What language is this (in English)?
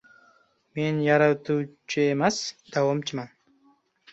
Uzbek